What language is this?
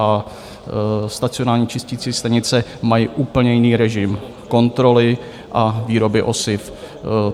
Czech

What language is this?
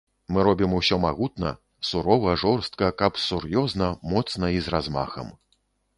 Belarusian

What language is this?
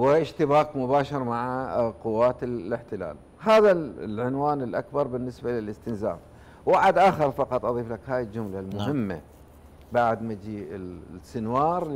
Arabic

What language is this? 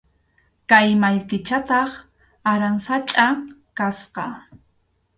Arequipa-La Unión Quechua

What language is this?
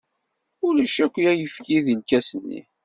Kabyle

